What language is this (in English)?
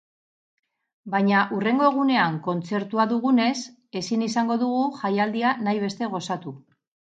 Basque